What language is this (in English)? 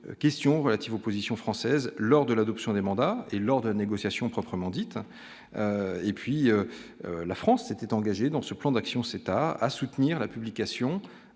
French